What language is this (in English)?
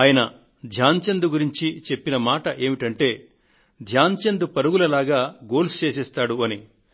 Telugu